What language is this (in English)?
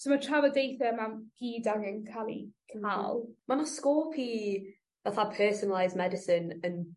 Welsh